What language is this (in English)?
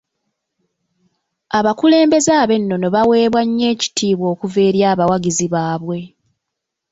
Ganda